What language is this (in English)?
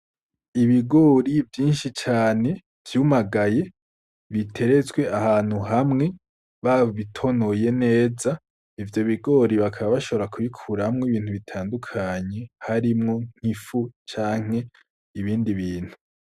Rundi